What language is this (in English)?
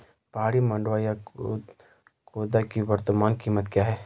Hindi